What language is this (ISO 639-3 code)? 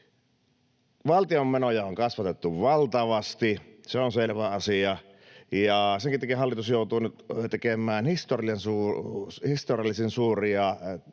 fin